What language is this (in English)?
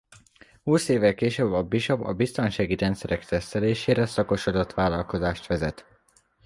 Hungarian